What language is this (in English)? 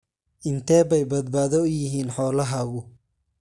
Somali